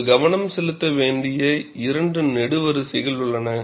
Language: Tamil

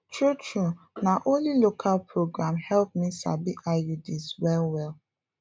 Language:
Nigerian Pidgin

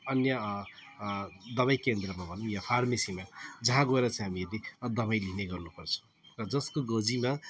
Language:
Nepali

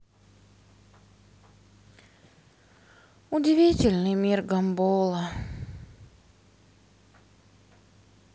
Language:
Russian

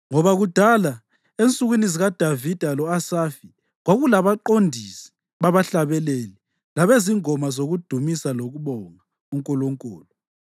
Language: North Ndebele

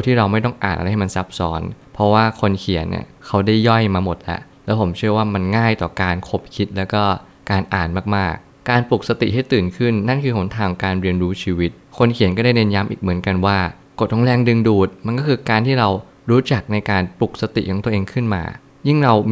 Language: Thai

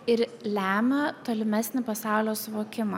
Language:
Lithuanian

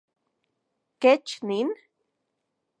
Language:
Central Puebla Nahuatl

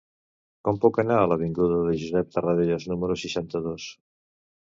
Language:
Catalan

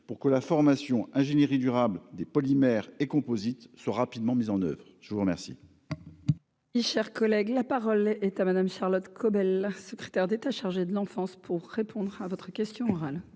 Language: French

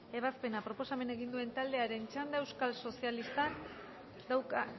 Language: Basque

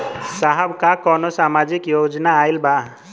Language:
Bhojpuri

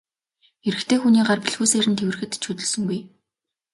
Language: Mongolian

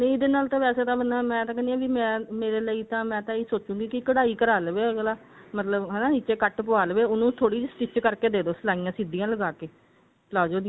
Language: Punjabi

